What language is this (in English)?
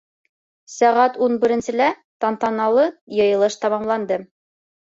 Bashkir